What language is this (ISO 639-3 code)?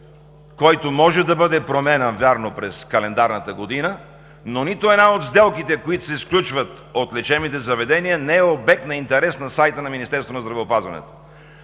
bul